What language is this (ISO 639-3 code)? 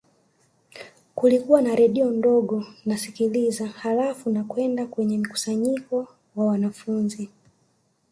swa